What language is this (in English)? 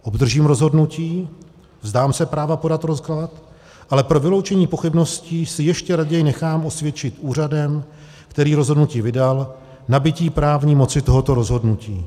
Czech